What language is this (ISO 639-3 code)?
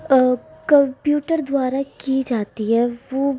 urd